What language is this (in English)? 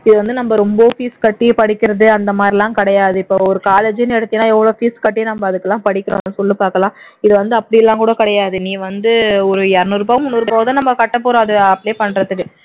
Tamil